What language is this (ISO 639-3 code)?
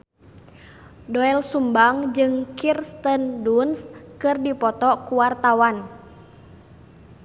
sun